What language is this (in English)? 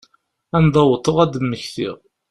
Kabyle